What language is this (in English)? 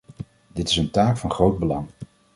Dutch